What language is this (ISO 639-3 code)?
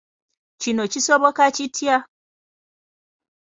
lug